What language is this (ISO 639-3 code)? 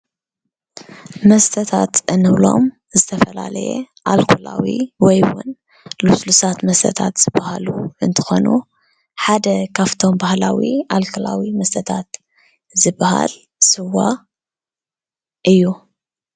tir